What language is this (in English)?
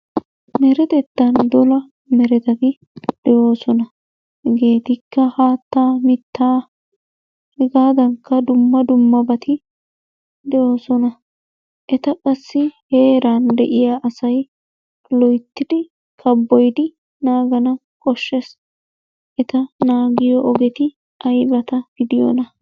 Wolaytta